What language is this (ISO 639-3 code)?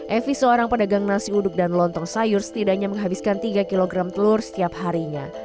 ind